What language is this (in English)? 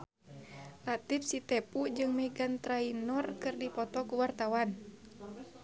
Sundanese